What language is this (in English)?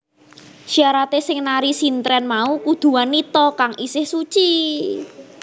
Javanese